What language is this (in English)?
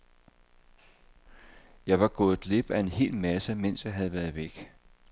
Danish